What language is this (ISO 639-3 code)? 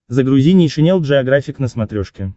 rus